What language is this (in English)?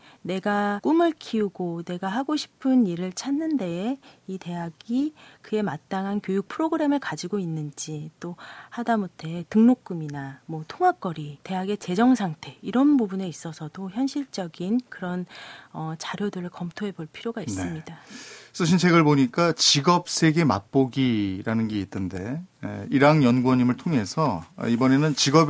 Korean